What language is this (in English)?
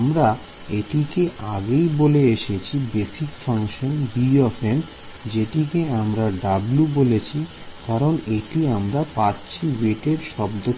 Bangla